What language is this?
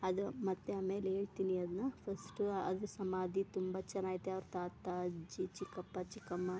Kannada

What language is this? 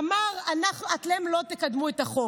Hebrew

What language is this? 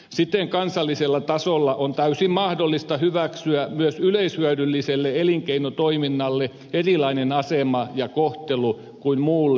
Finnish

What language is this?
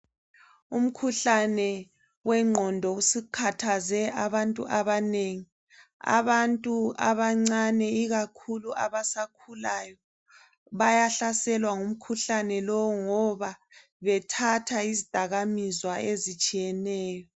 North Ndebele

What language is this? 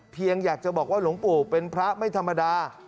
Thai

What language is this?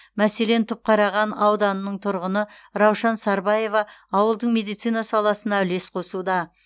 Kazakh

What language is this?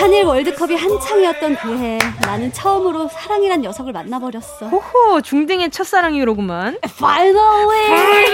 Korean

